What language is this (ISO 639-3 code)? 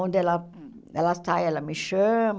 por